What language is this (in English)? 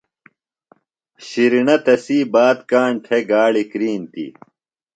Phalura